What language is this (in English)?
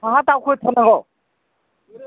Bodo